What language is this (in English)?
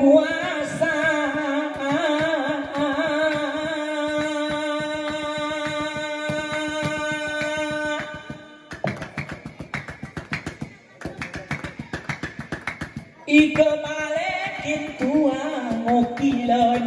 Thai